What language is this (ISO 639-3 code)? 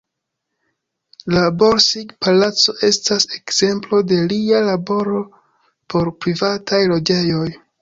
epo